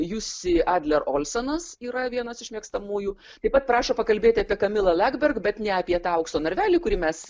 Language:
Lithuanian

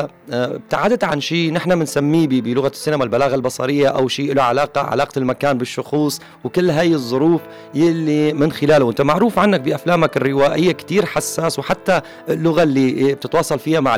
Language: Arabic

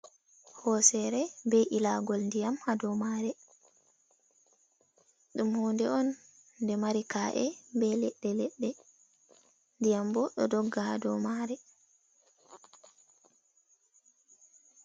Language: Fula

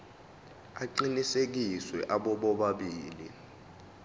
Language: Zulu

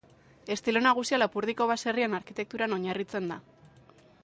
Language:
Basque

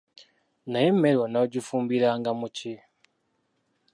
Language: Ganda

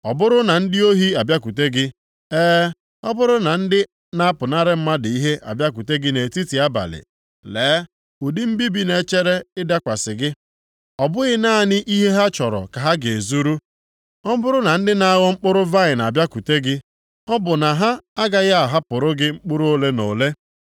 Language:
Igbo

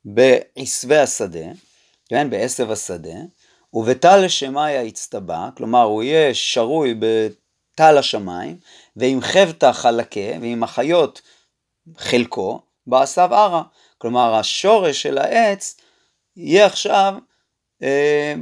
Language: Hebrew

